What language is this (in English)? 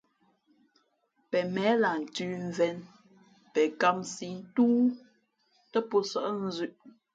Fe'fe'